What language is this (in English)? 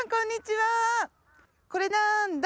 Japanese